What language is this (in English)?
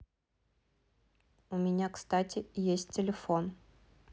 Russian